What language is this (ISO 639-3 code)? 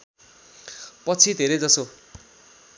nep